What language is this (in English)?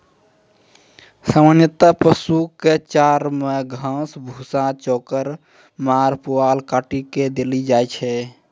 Maithili